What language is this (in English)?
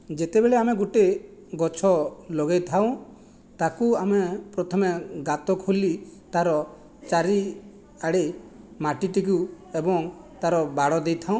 Odia